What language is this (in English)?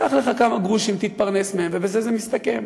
Hebrew